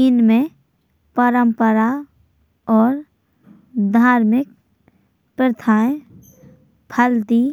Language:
Bundeli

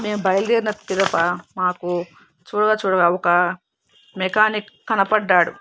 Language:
Telugu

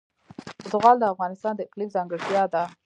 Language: Pashto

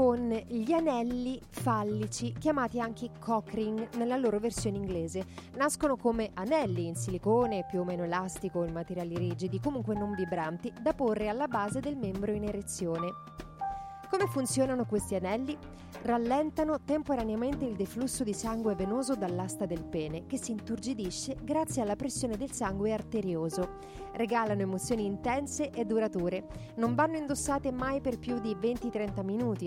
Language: Italian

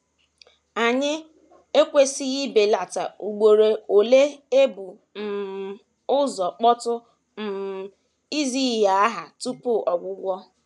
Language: Igbo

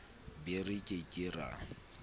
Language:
Southern Sotho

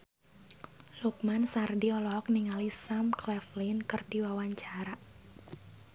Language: Sundanese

